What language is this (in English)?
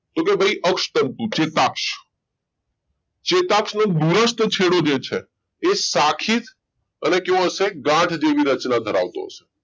Gujarati